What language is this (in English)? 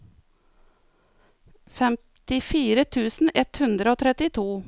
Norwegian